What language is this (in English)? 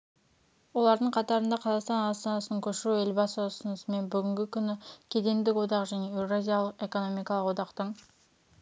Kazakh